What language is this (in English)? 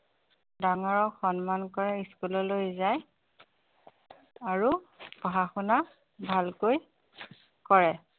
Assamese